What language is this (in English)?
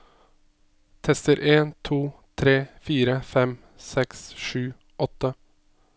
Norwegian